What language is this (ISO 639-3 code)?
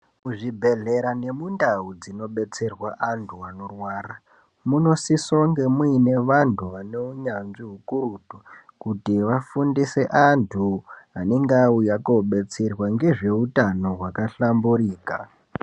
ndc